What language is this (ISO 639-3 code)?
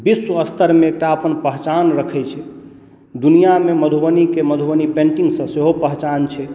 mai